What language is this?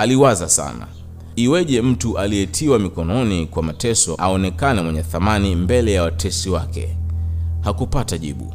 Swahili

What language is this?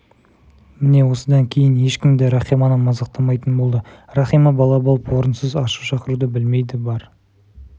Kazakh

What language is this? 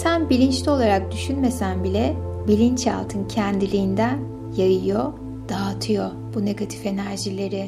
Turkish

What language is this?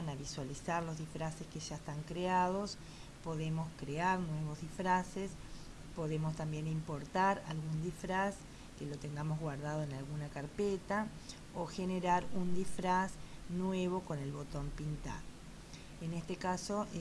Spanish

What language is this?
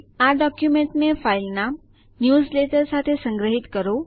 Gujarati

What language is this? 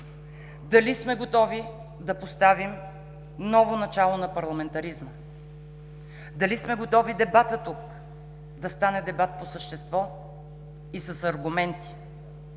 Bulgarian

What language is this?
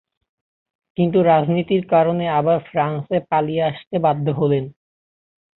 Bangla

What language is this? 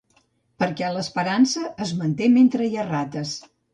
Catalan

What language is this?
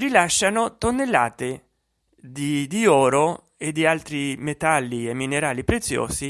Italian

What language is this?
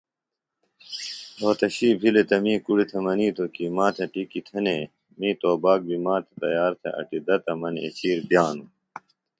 Phalura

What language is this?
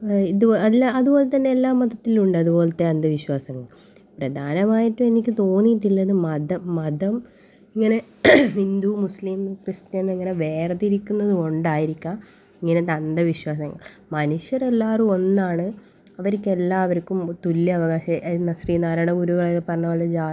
Malayalam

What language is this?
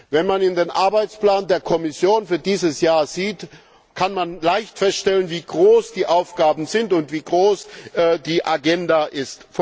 German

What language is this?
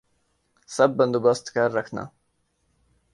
Urdu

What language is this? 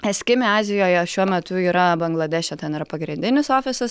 Lithuanian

